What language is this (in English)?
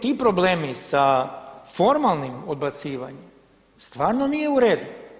Croatian